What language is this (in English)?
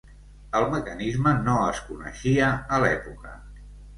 Catalan